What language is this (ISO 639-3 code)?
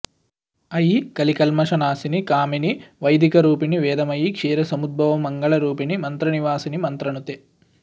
san